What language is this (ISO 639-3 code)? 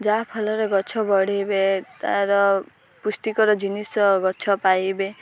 ori